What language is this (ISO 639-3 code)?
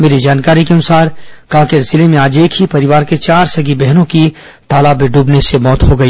hin